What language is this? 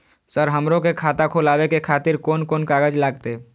Maithili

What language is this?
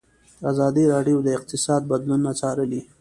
Pashto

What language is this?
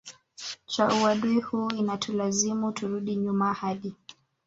Swahili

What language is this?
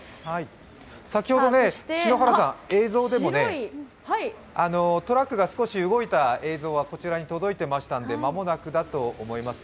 Japanese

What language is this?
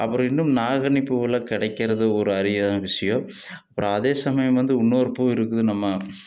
Tamil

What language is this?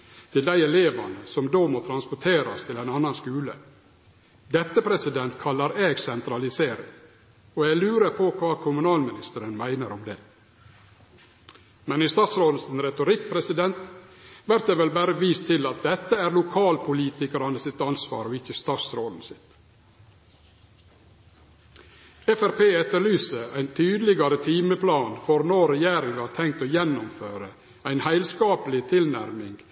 Norwegian Nynorsk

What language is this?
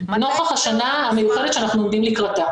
Hebrew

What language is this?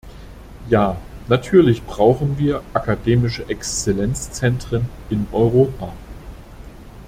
German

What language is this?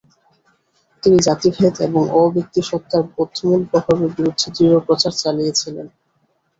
Bangla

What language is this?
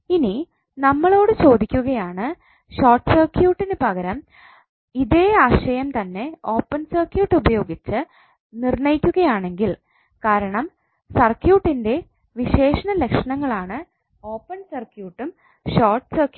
Malayalam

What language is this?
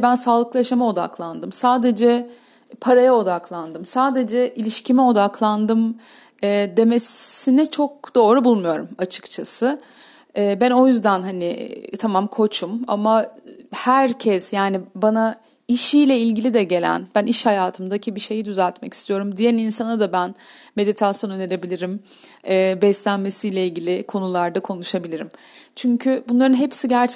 Turkish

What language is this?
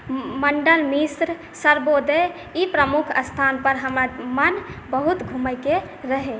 Maithili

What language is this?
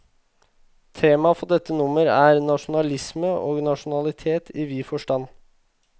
Norwegian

